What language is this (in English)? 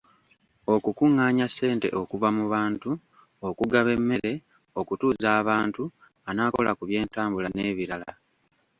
Ganda